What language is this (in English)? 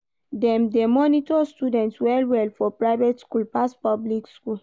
Nigerian Pidgin